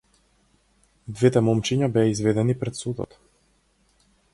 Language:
Macedonian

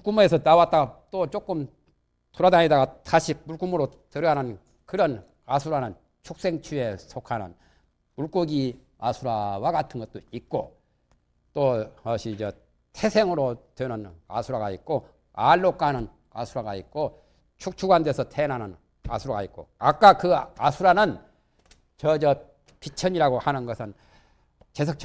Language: Korean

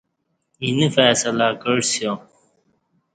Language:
Kati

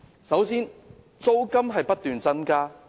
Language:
Cantonese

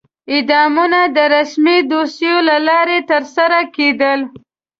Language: Pashto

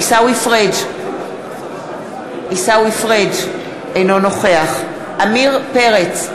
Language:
Hebrew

